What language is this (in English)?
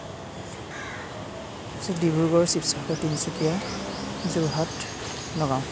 Assamese